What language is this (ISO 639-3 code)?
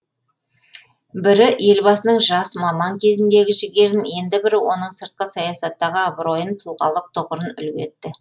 kaz